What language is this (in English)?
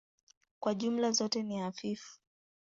Swahili